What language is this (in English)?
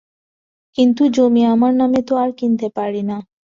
Bangla